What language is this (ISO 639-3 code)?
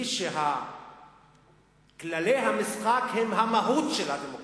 heb